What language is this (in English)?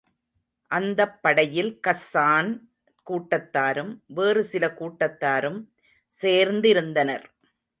Tamil